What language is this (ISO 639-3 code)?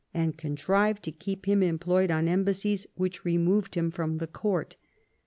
eng